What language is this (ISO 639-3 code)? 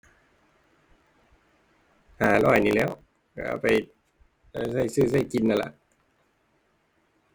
tha